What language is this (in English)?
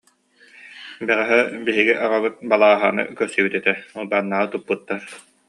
Yakut